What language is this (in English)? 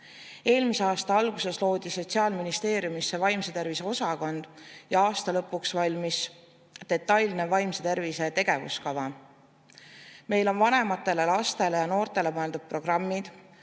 Estonian